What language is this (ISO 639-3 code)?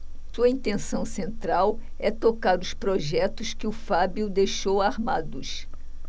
por